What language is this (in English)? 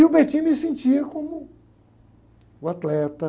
Portuguese